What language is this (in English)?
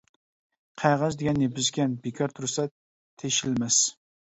Uyghur